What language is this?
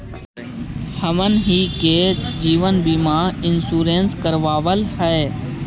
Magahi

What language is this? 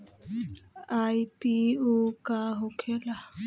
Bhojpuri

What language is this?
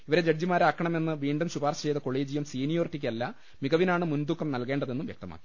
Malayalam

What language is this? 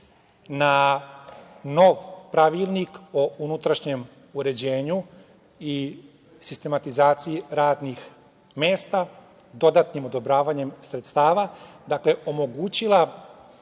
Serbian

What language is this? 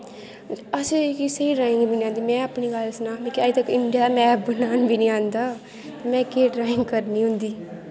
Dogri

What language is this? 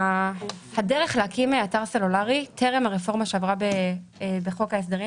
Hebrew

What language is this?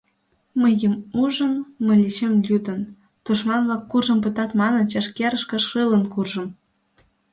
Mari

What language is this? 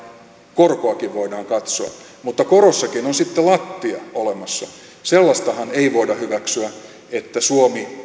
Finnish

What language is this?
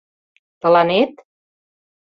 Mari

